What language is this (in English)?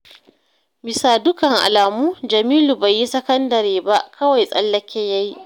Hausa